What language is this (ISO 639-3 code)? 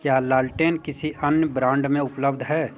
hin